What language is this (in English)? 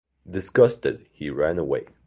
English